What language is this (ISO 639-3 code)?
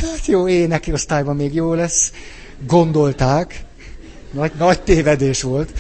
hun